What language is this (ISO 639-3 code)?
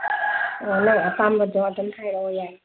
mni